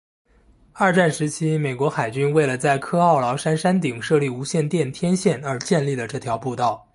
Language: Chinese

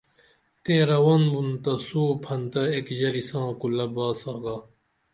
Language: Dameli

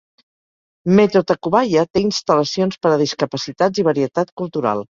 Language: Catalan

